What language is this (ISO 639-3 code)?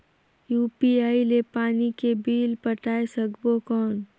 hne